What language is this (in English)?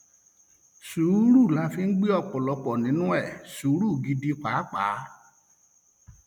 Yoruba